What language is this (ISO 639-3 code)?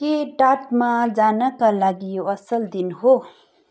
nep